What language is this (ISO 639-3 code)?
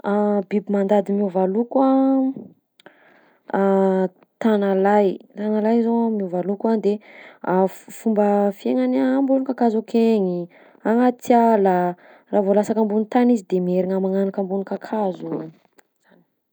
bzc